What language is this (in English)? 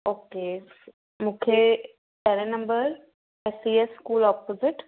Sindhi